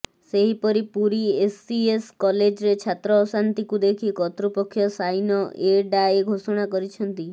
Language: Odia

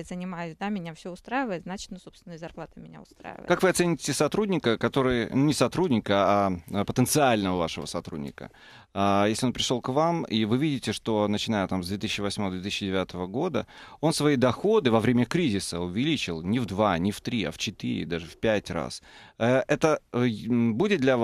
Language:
Russian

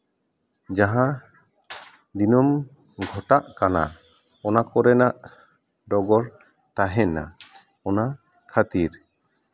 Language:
Santali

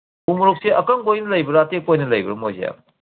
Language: Manipuri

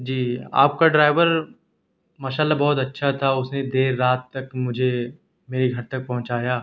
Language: Urdu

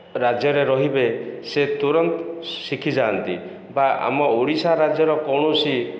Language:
Odia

